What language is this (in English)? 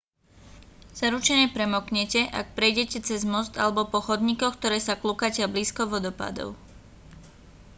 Slovak